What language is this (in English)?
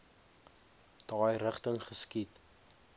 Afrikaans